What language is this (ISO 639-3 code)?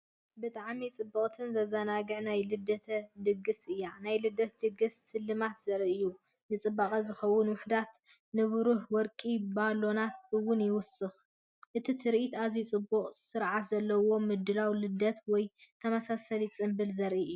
tir